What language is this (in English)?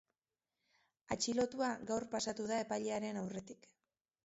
Basque